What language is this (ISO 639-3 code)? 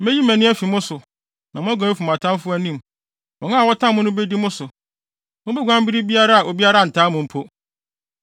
aka